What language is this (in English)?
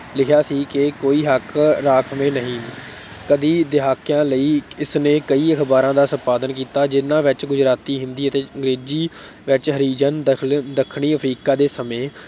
Punjabi